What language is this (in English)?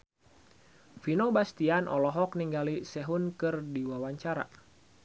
Sundanese